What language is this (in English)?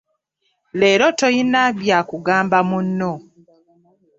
Ganda